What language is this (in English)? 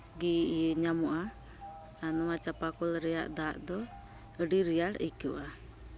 Santali